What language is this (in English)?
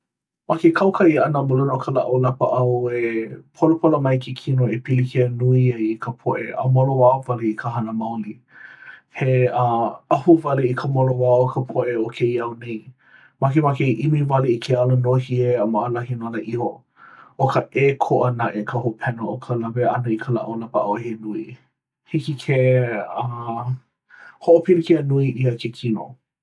Hawaiian